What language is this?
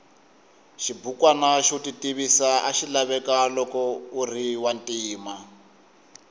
Tsonga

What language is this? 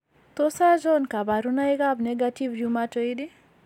Kalenjin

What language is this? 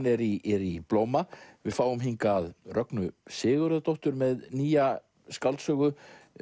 Icelandic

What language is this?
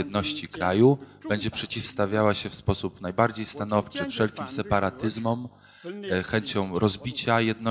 Polish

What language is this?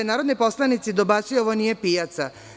Serbian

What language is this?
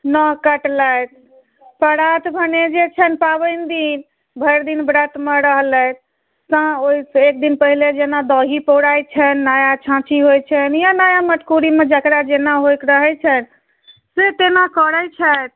Maithili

